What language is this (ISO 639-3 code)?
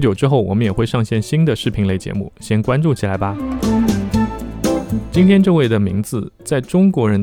zho